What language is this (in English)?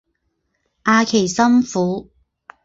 Chinese